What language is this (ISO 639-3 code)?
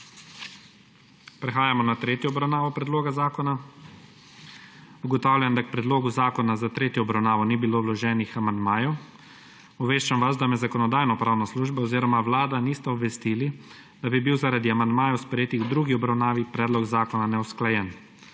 slv